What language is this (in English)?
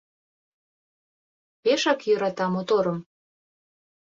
Mari